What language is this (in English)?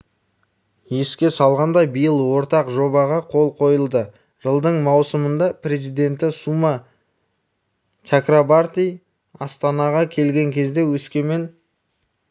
Kazakh